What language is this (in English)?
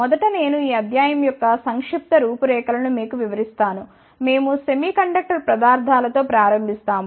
Telugu